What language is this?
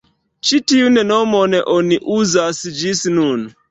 Esperanto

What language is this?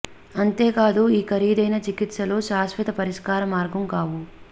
Telugu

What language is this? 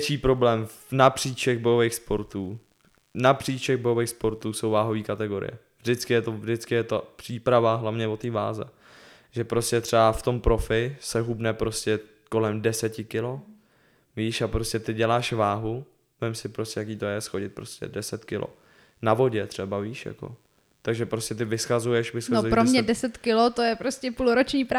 Czech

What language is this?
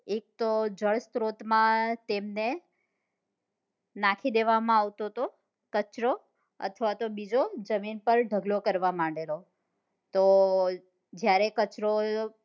Gujarati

